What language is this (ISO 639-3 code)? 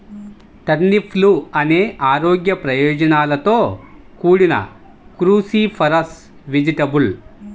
tel